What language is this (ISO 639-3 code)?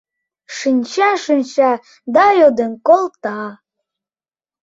chm